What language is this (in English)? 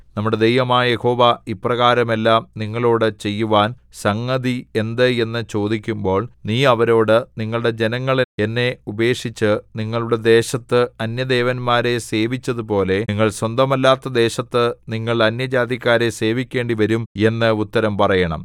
Malayalam